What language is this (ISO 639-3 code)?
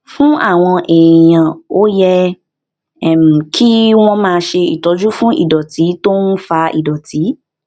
yor